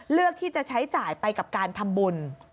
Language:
Thai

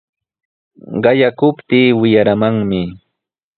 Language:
Sihuas Ancash Quechua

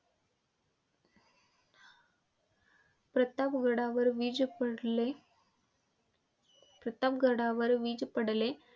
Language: Marathi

